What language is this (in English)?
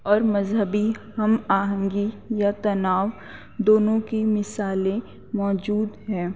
Urdu